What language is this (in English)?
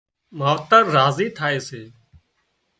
Wadiyara Koli